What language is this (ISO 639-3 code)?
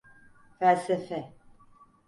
tur